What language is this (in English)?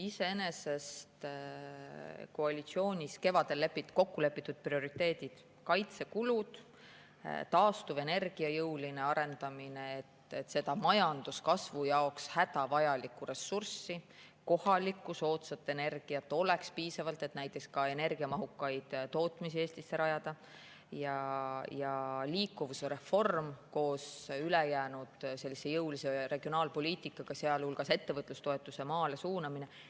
Estonian